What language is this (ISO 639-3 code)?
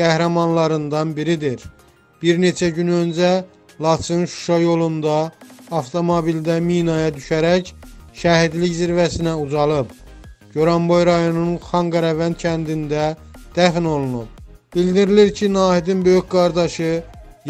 tur